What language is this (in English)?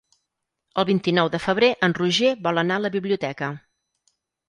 Catalan